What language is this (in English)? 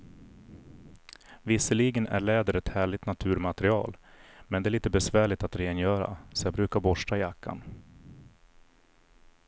Swedish